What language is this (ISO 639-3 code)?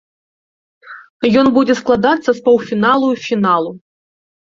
bel